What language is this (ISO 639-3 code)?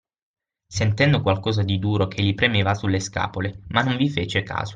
ita